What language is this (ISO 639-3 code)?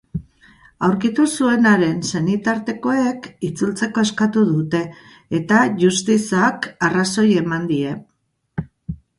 eus